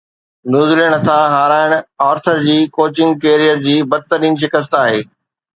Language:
Sindhi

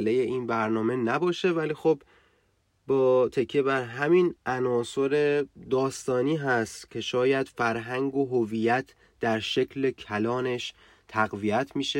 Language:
Persian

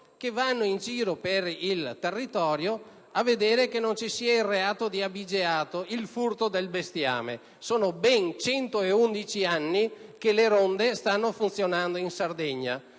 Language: Italian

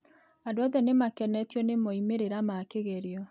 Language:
Kikuyu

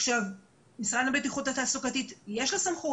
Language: Hebrew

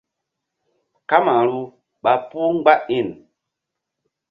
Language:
Mbum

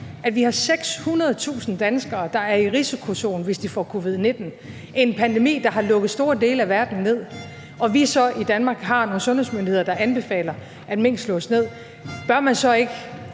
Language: Danish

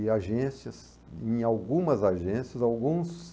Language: Portuguese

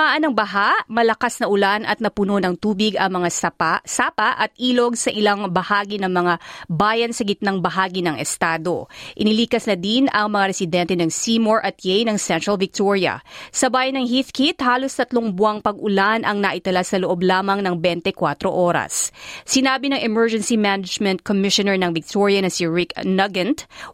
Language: Filipino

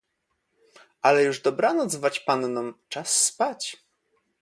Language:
Polish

